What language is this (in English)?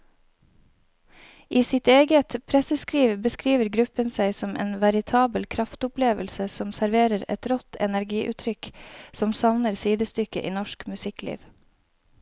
Norwegian